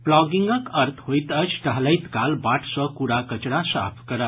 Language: Maithili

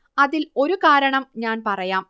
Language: Malayalam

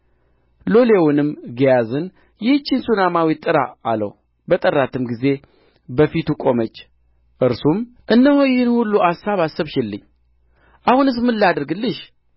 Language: Amharic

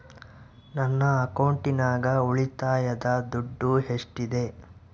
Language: Kannada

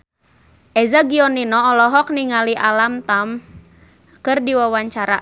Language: Sundanese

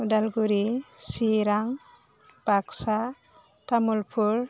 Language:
Bodo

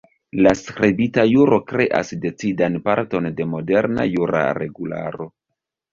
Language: Esperanto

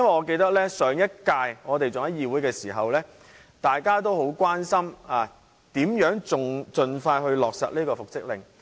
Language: Cantonese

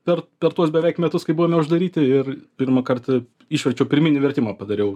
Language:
Lithuanian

